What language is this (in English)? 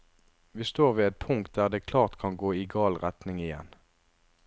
Norwegian